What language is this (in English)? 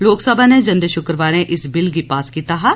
Dogri